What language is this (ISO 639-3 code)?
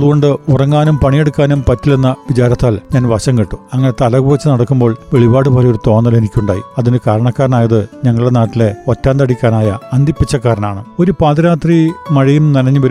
mal